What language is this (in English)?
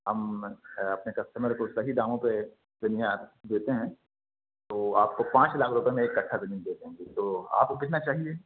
Urdu